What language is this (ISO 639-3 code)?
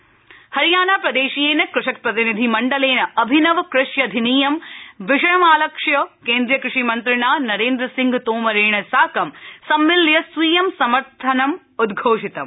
san